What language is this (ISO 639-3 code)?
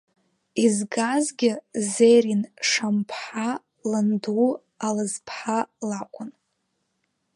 abk